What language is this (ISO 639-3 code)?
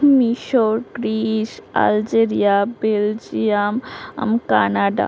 ben